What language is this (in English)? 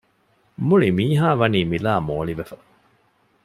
Divehi